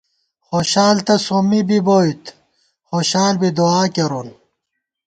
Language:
Gawar-Bati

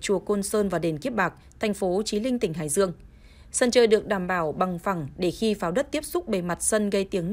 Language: Vietnamese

